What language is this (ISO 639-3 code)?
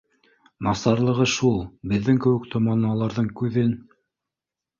bak